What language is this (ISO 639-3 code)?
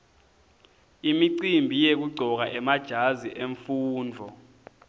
ssw